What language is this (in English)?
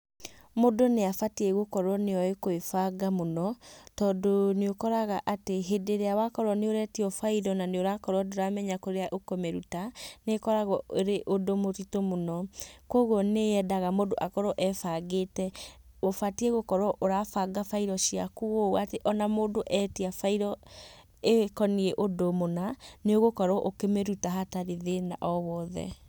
Kikuyu